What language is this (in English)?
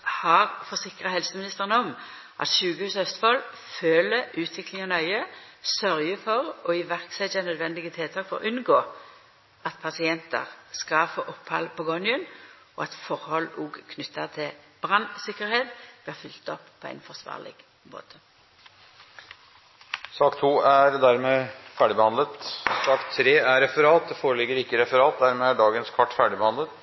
Norwegian Nynorsk